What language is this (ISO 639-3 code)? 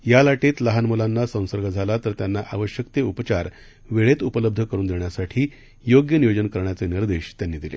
mar